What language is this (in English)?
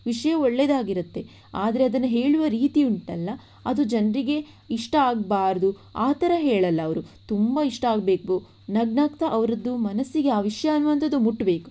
Kannada